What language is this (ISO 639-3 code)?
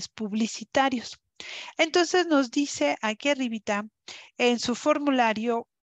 spa